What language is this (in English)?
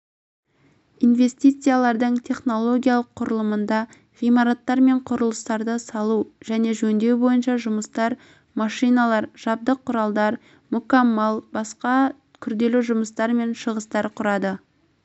Kazakh